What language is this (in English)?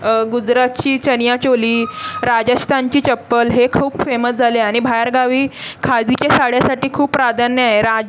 Marathi